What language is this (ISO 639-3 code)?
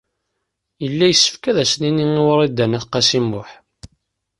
kab